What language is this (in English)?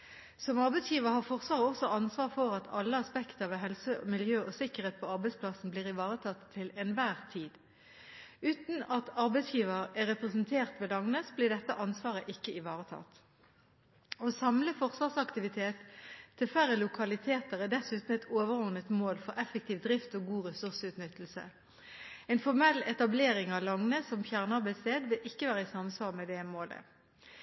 Norwegian Bokmål